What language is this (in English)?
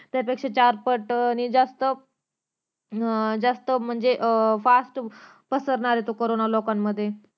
Marathi